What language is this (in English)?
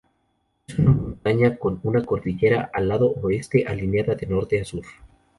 Spanish